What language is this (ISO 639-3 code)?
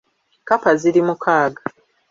lug